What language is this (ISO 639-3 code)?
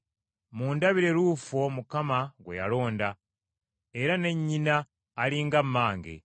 lug